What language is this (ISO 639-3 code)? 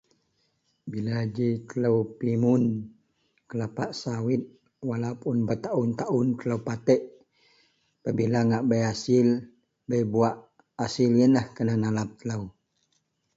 mel